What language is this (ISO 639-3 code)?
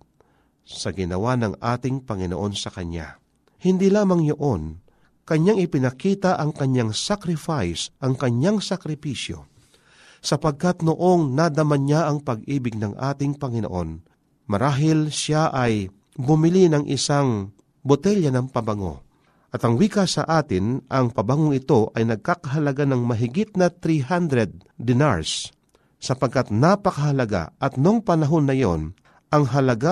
fil